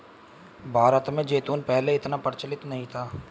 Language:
Hindi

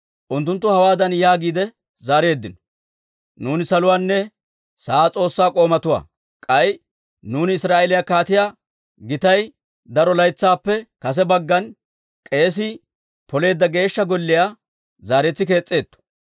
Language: Dawro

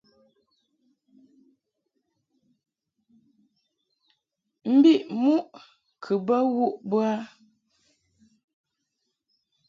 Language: Mungaka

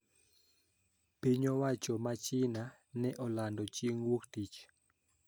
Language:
Luo (Kenya and Tanzania)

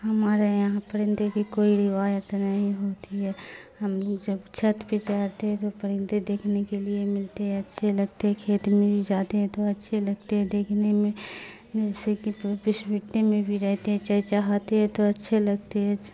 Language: Urdu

